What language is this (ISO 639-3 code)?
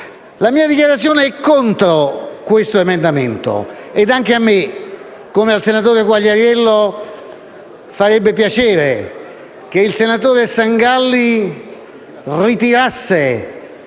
ita